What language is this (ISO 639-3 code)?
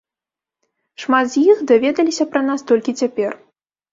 bel